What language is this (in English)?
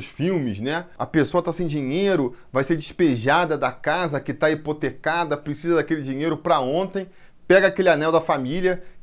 Portuguese